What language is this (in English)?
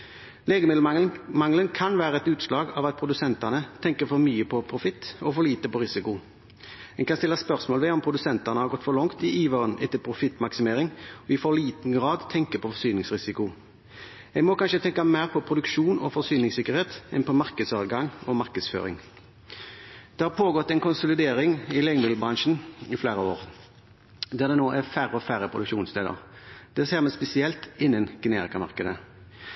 Norwegian Bokmål